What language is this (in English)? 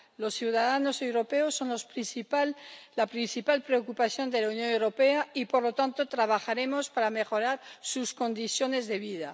Spanish